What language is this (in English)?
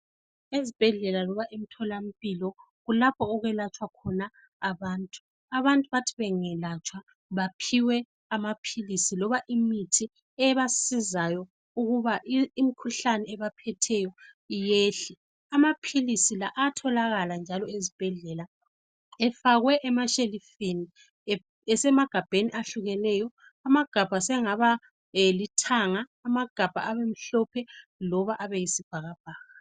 North Ndebele